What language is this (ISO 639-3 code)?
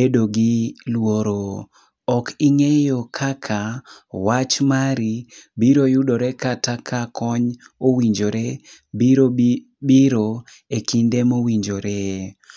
luo